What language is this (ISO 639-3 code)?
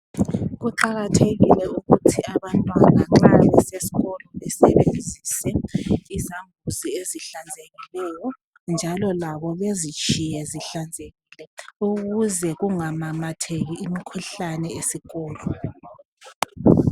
nde